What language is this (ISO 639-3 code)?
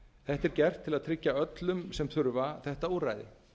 isl